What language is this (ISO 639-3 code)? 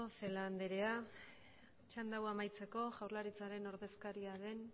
eus